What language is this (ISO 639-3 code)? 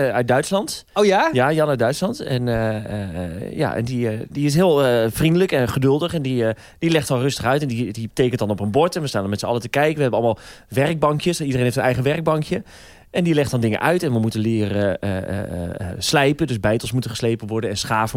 nld